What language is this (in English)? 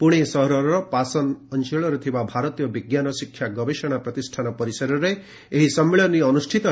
Odia